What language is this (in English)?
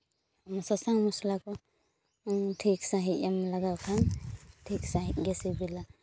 Santali